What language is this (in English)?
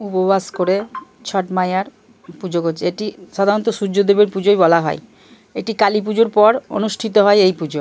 Bangla